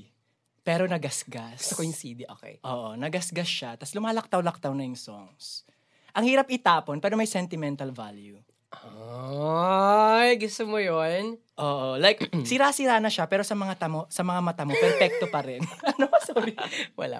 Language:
Filipino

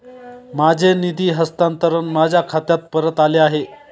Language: Marathi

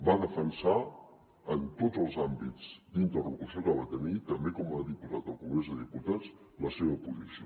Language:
Catalan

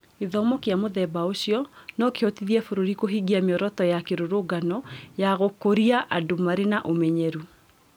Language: Kikuyu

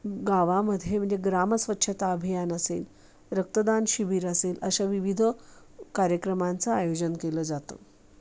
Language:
Marathi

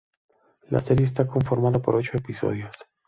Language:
Spanish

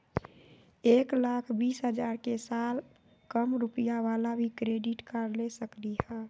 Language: Magahi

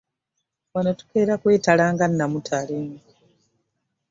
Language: Ganda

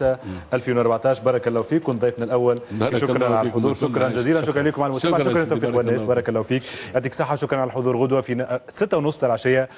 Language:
Arabic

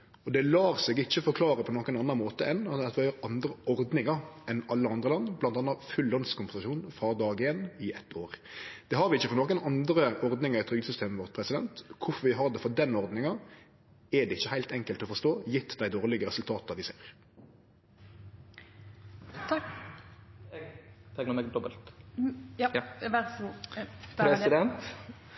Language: Norwegian Nynorsk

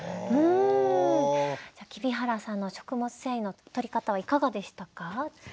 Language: Japanese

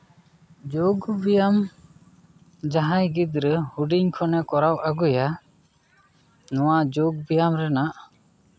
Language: Santali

